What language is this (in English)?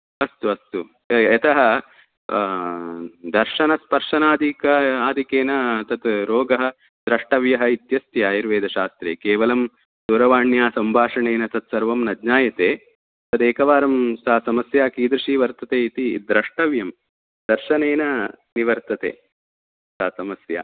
Sanskrit